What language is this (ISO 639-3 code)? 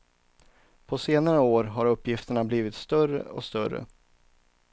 swe